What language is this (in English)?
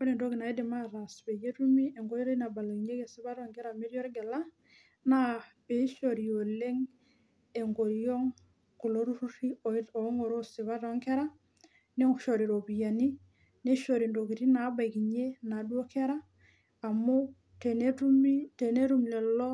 Masai